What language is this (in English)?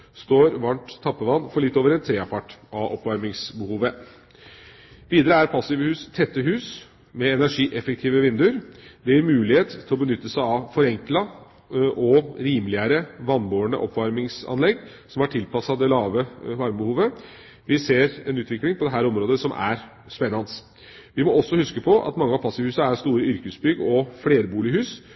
Norwegian Bokmål